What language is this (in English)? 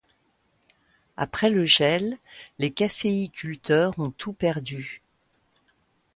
French